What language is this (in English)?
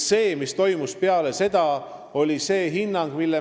Estonian